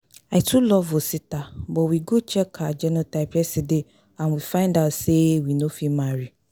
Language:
Nigerian Pidgin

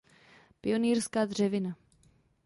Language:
Czech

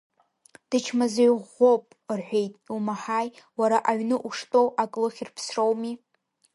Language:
Abkhazian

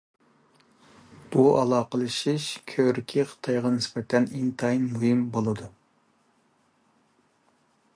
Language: Uyghur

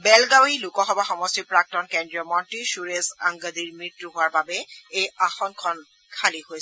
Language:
Assamese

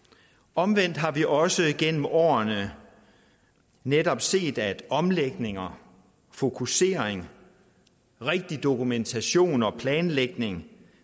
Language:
Danish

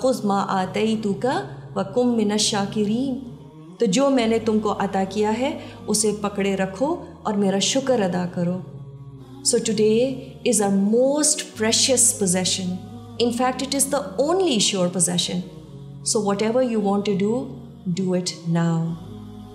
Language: Urdu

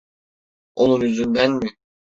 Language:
Turkish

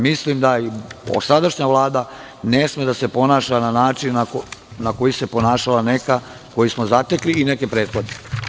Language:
Serbian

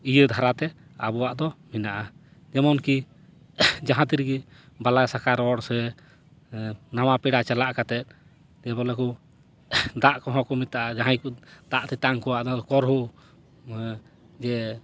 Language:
Santali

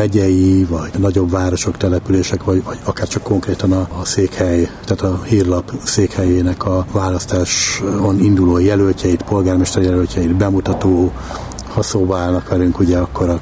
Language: Hungarian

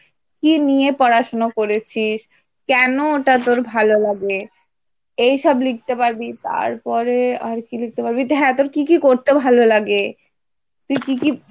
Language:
Bangla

